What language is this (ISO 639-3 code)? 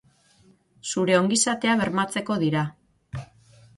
eus